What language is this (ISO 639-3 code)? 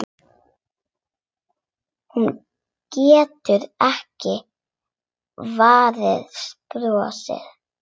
isl